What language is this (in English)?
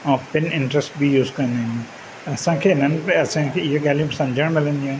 Sindhi